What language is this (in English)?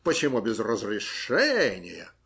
Russian